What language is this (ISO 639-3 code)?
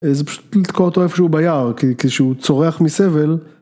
heb